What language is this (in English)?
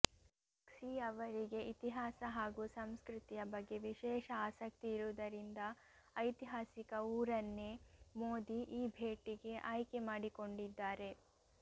Kannada